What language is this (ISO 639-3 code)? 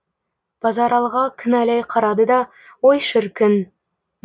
kaz